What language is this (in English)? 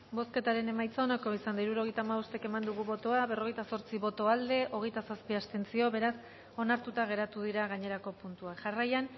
Basque